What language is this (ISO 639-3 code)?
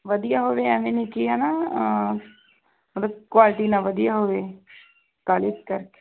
pan